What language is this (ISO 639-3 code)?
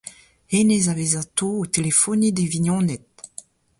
bre